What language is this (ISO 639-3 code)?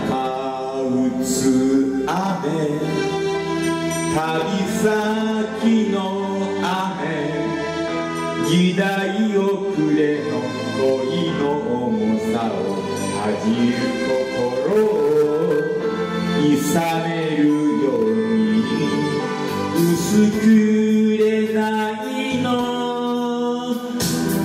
jpn